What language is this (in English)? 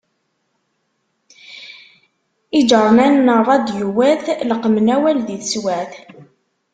Kabyle